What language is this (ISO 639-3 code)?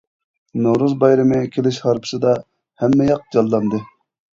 uig